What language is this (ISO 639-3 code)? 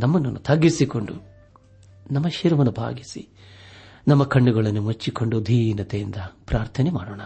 kan